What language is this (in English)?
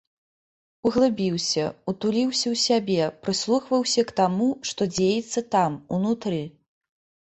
Belarusian